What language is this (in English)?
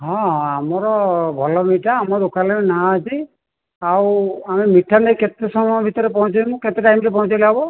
Odia